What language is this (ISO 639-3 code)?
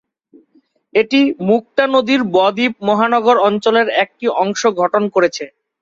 ben